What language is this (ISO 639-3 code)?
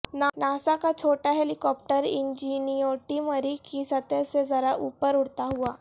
urd